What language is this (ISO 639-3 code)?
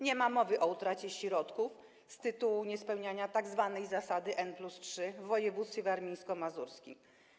pol